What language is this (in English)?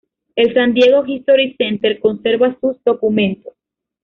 Spanish